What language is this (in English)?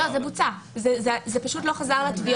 Hebrew